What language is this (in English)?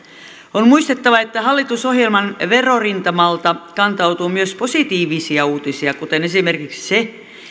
Finnish